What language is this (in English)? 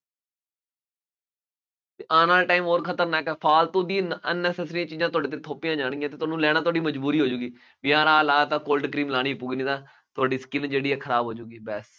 Punjabi